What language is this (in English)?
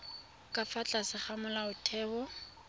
Tswana